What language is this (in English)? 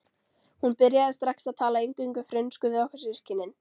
Icelandic